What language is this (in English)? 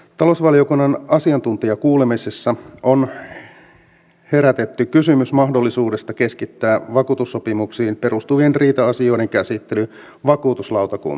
Finnish